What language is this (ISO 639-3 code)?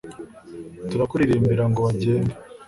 kin